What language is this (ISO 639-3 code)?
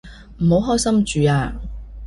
yue